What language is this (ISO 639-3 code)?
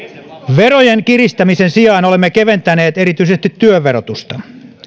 fin